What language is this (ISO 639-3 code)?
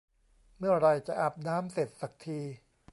tha